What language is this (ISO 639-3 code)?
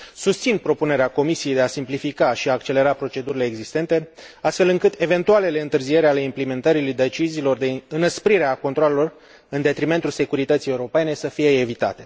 ron